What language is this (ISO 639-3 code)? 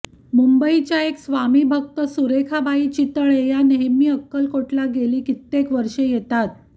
mar